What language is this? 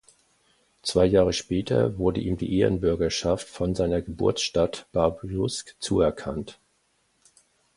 German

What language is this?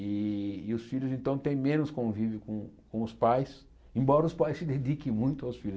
Portuguese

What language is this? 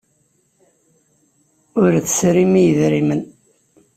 Kabyle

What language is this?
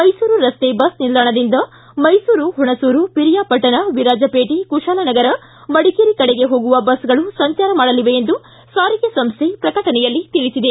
Kannada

